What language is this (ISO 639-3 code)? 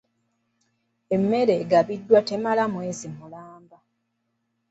lug